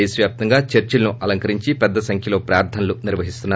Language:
Telugu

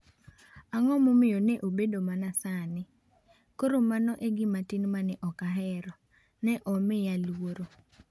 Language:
Luo (Kenya and Tanzania)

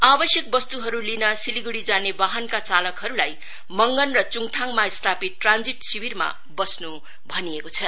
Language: Nepali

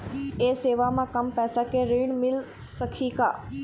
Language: Chhattisgarhi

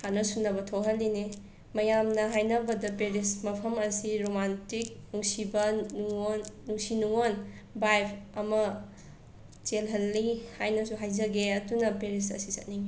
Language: Manipuri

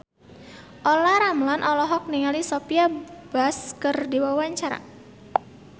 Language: Sundanese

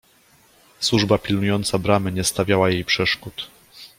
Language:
Polish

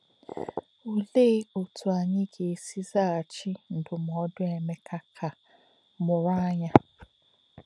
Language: Igbo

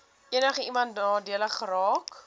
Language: Afrikaans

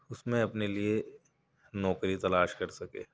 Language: Urdu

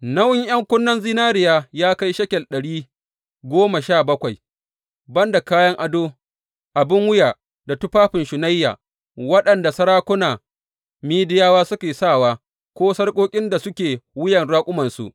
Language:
Hausa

